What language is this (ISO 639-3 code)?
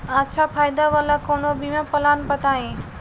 bho